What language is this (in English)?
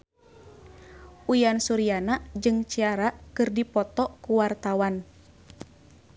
Sundanese